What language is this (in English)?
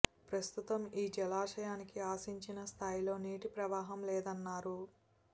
Telugu